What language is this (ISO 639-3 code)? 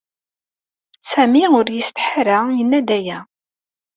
kab